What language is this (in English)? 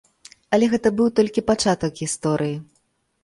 Belarusian